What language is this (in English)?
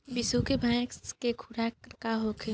Bhojpuri